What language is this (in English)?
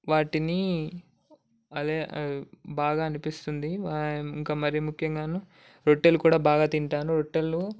Telugu